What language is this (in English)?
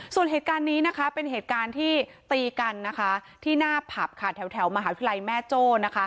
Thai